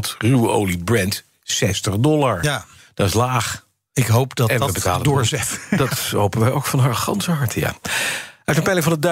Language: Dutch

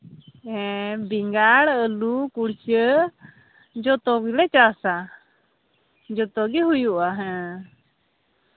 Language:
Santali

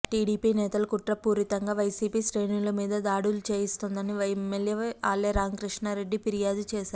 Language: Telugu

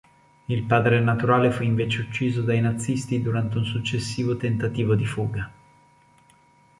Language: Italian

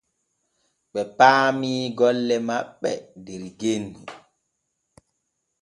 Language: Borgu Fulfulde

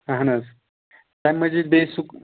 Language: Kashmiri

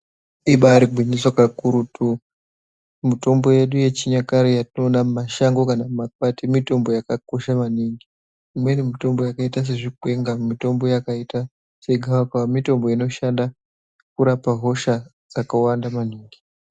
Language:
Ndau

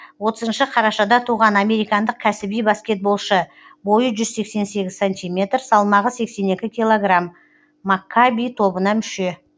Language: Kazakh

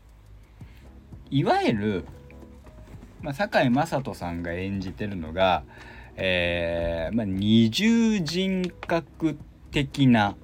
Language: Japanese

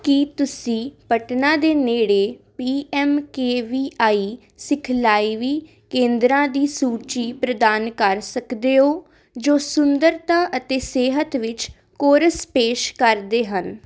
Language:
Punjabi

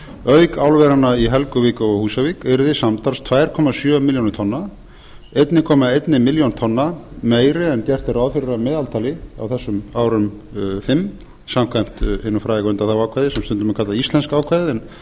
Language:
Icelandic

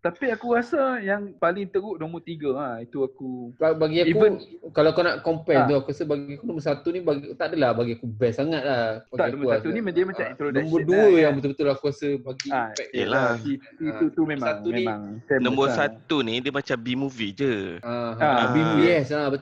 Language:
Malay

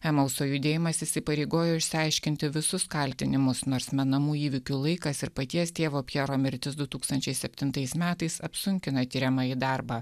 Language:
Lithuanian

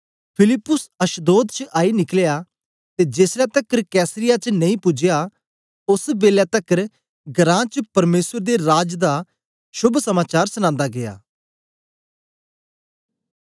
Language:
Dogri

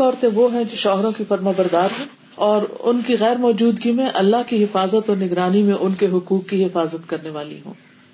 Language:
Urdu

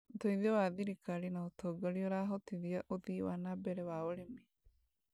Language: Kikuyu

